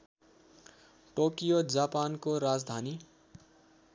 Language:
Nepali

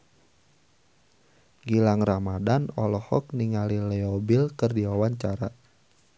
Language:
Sundanese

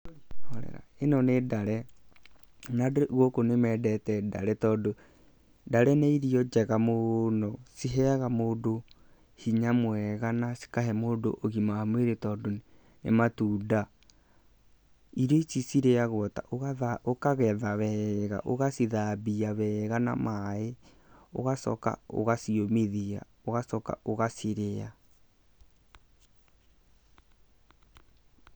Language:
Kikuyu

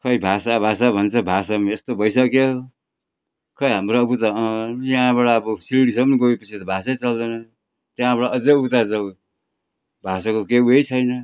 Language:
Nepali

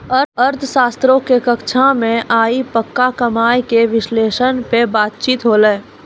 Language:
Maithili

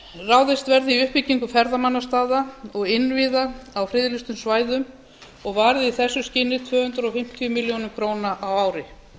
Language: Icelandic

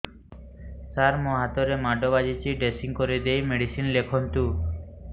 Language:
Odia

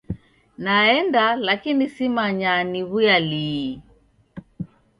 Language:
Taita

